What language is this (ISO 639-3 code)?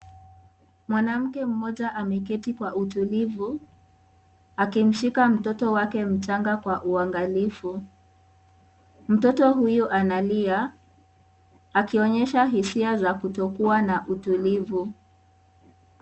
swa